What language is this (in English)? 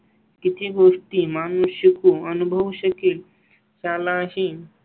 Marathi